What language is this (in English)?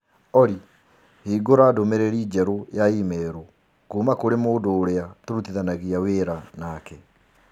Kikuyu